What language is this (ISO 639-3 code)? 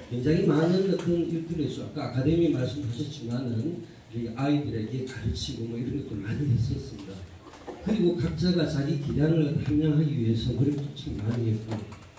kor